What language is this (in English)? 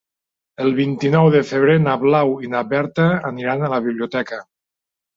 Catalan